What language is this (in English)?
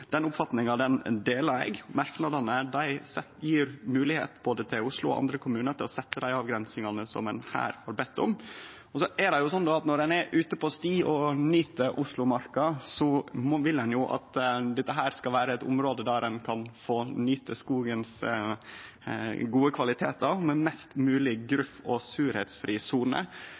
Norwegian Nynorsk